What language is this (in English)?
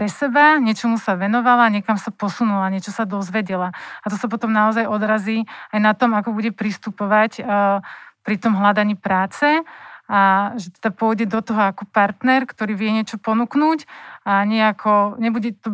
Slovak